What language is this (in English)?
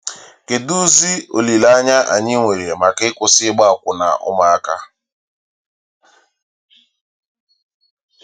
Igbo